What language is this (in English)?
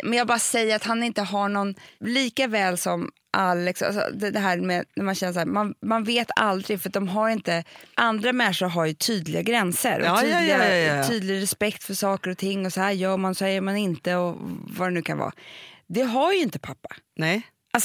Swedish